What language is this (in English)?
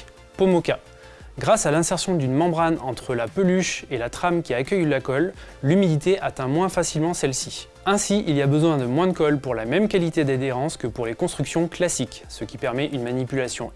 French